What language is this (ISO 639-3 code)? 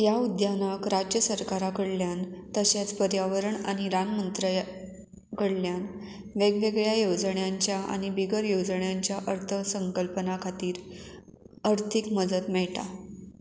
kok